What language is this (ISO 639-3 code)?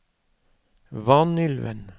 nor